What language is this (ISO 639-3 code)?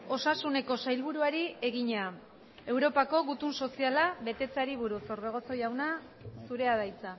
eus